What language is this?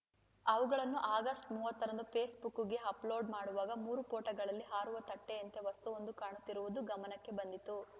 Kannada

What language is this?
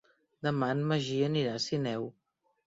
Catalan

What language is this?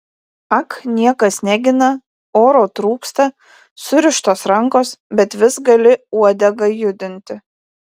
Lithuanian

